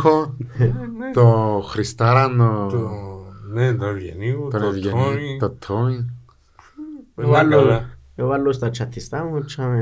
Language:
Greek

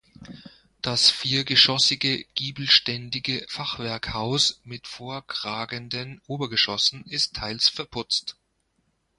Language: German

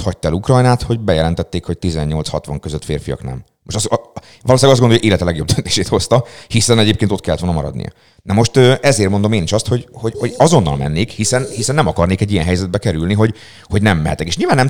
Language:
Hungarian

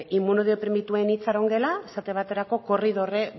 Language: Basque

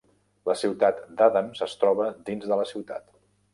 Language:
Catalan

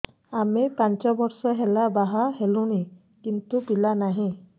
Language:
Odia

